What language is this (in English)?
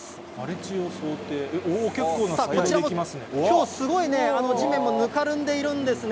Japanese